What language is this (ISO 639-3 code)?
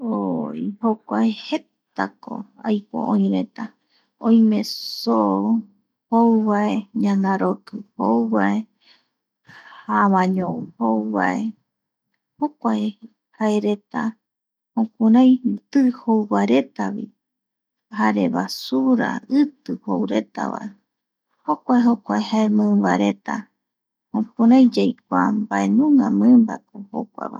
gui